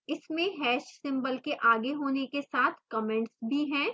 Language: Hindi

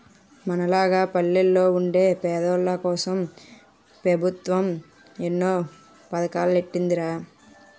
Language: Telugu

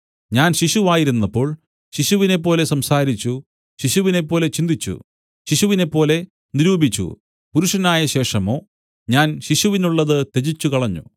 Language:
Malayalam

